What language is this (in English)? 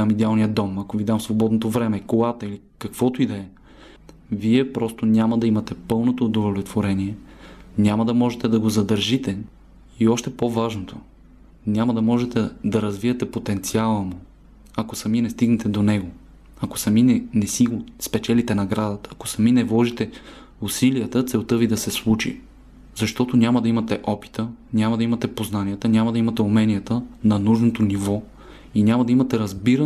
Bulgarian